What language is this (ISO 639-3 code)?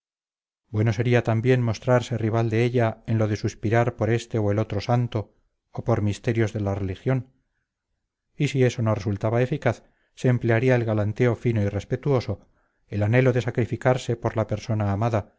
spa